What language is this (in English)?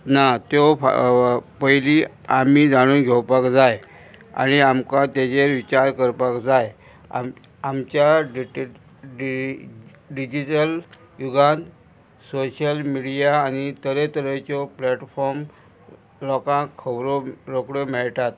Konkani